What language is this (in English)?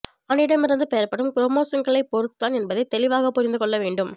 Tamil